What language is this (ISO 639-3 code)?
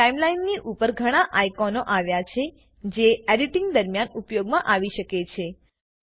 guj